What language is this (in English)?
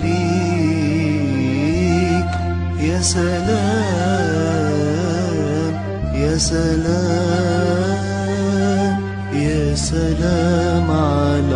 Arabic